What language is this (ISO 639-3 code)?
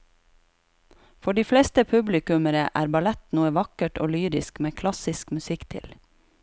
nor